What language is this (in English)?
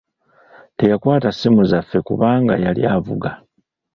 Ganda